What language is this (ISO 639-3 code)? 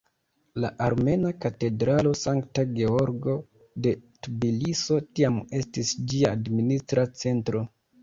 epo